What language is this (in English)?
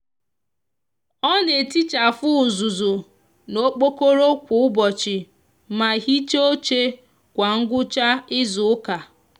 Igbo